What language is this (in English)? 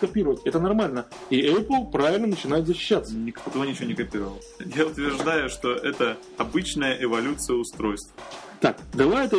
Russian